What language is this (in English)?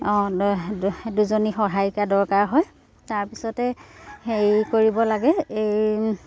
Assamese